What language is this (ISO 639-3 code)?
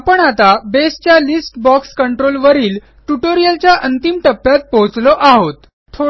mar